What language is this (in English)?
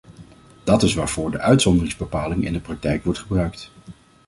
Dutch